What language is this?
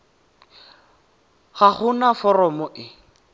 Tswana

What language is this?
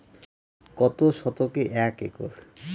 Bangla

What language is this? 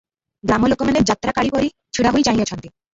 Odia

